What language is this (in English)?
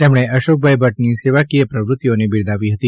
Gujarati